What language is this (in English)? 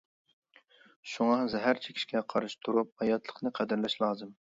Uyghur